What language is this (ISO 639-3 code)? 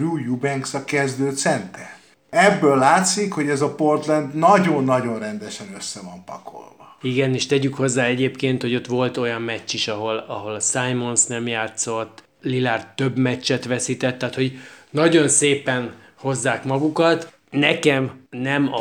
hun